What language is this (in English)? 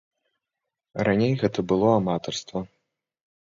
Belarusian